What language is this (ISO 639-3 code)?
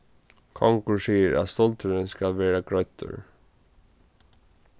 fao